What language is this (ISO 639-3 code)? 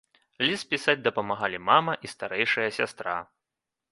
bel